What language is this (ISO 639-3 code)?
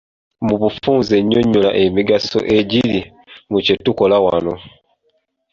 lug